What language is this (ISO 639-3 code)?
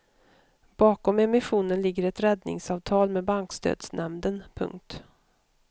swe